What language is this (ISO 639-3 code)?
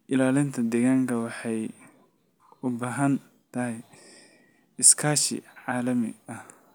som